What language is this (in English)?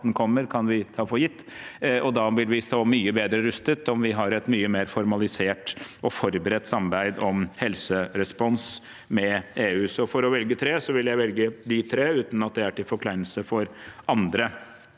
Norwegian